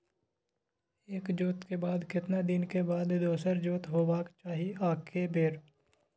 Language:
Maithili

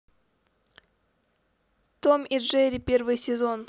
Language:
Russian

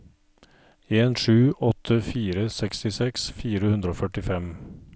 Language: Norwegian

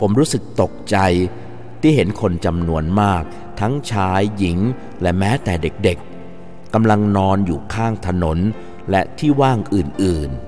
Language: Thai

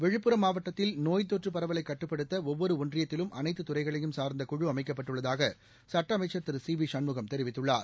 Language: Tamil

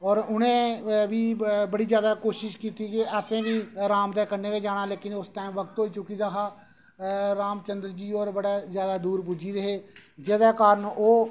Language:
Dogri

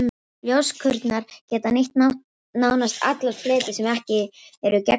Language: Icelandic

